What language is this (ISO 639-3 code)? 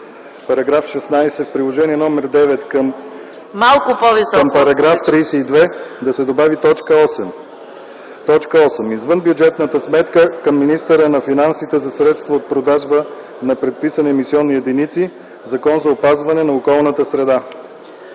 bul